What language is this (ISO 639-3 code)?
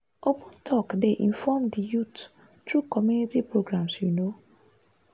pcm